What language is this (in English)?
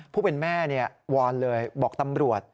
Thai